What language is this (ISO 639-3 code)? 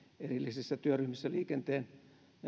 fin